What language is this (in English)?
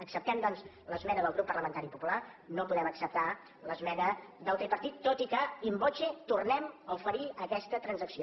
Catalan